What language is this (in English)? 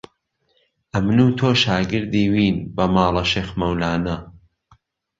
Central Kurdish